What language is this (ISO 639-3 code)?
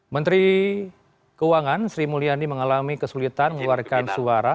ind